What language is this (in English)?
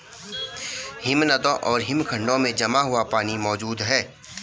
Hindi